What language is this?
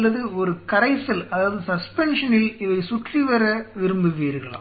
Tamil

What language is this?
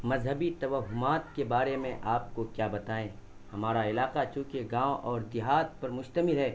Urdu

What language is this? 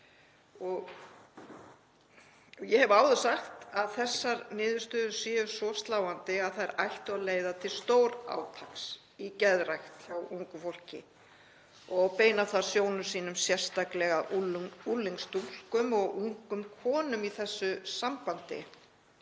Icelandic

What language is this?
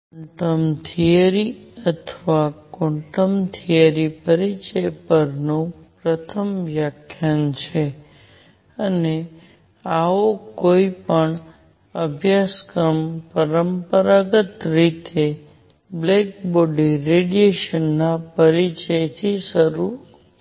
Gujarati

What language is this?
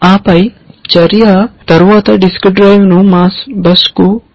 Telugu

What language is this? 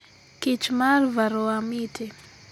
Luo (Kenya and Tanzania)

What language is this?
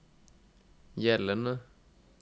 Norwegian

